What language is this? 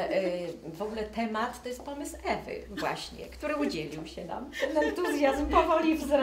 Polish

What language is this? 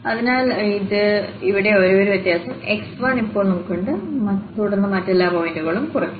Malayalam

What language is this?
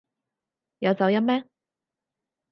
Cantonese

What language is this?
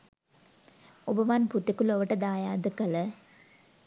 Sinhala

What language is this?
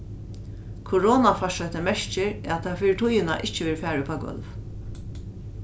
Faroese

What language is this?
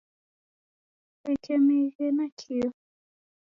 Taita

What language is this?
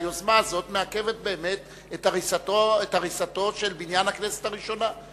Hebrew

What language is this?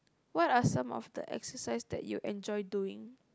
English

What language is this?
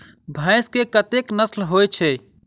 Maithili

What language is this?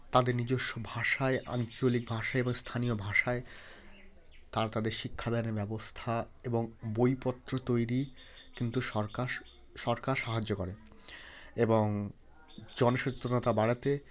Bangla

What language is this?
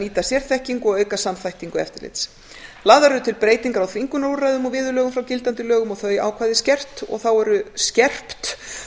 Icelandic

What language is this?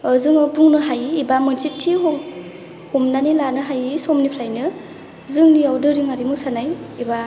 Bodo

